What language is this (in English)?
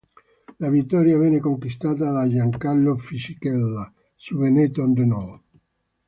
Italian